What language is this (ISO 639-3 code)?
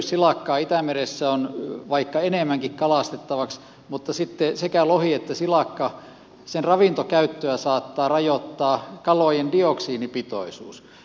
fin